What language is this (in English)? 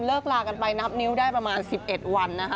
Thai